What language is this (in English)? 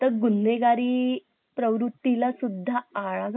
Marathi